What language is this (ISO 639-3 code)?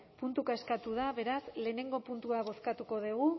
eus